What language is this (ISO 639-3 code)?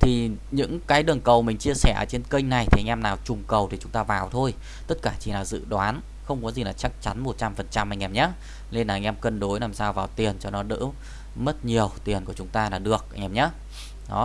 vie